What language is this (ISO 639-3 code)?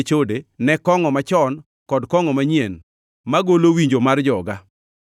luo